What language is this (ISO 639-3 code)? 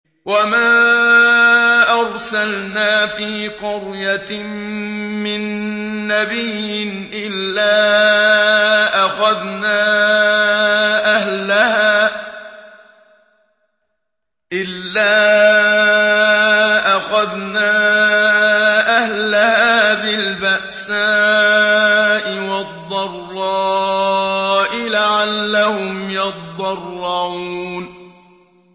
ara